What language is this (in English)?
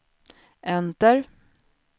Swedish